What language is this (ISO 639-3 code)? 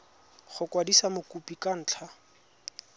tsn